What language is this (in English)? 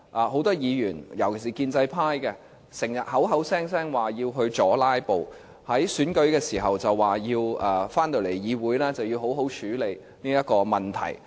Cantonese